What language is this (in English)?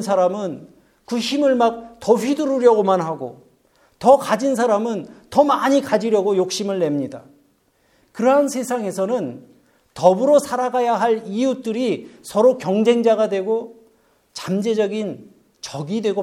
Korean